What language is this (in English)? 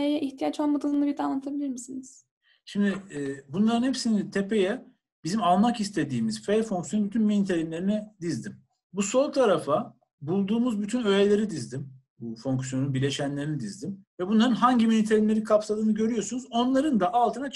Turkish